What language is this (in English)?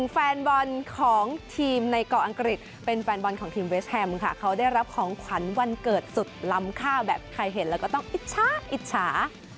Thai